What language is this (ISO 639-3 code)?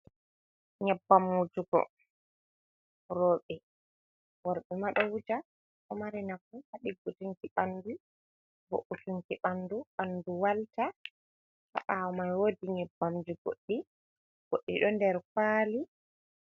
ful